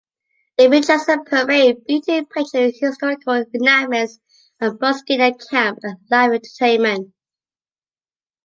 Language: English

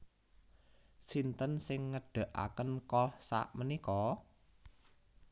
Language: Javanese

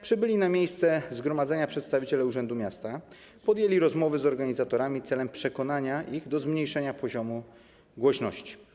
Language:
Polish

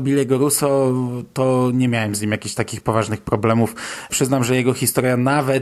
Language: Polish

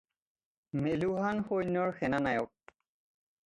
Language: Assamese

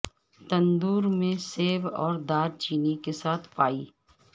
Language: Urdu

